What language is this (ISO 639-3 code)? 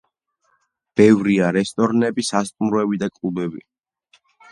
kat